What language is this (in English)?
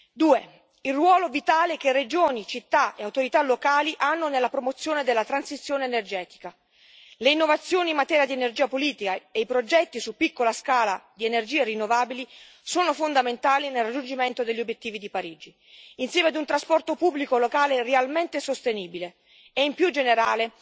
Italian